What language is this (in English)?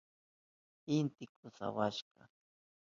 Southern Pastaza Quechua